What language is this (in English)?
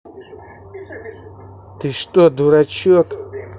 Russian